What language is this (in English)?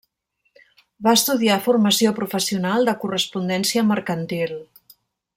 Catalan